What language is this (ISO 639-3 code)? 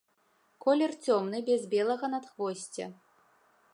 bel